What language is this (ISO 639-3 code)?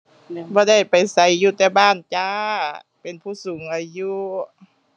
tha